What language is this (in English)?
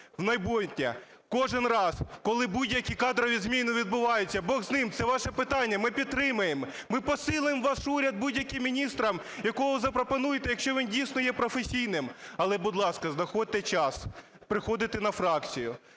Ukrainian